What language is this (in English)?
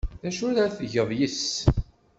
Kabyle